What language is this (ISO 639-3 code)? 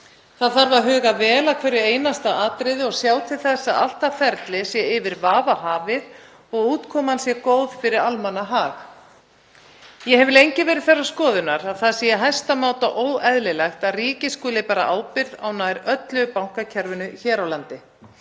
isl